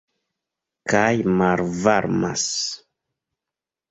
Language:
Esperanto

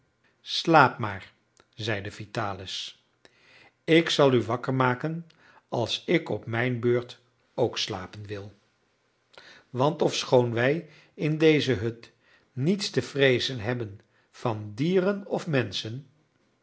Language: Dutch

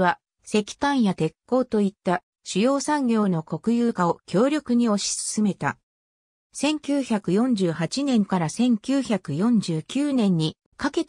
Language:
Japanese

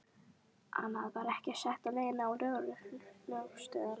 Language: Icelandic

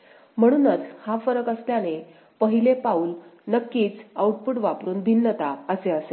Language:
Marathi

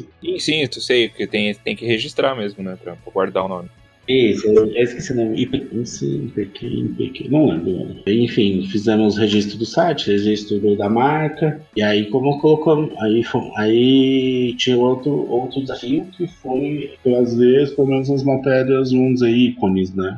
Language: Portuguese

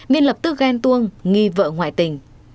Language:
Vietnamese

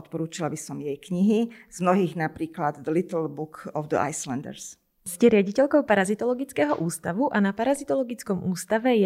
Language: Slovak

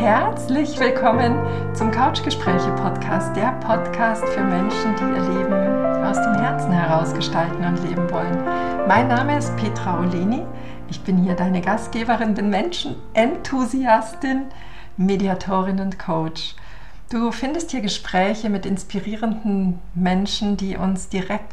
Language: German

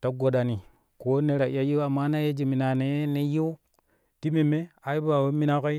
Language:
Kushi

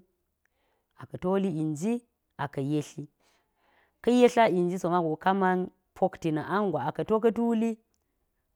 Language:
Geji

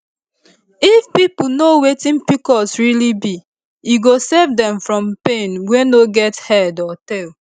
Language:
Nigerian Pidgin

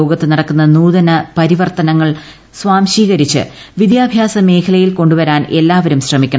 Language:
Malayalam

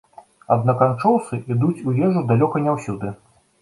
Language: Belarusian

